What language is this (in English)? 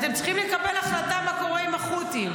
Hebrew